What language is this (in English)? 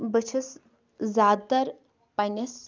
Kashmiri